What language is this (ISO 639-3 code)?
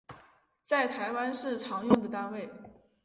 zho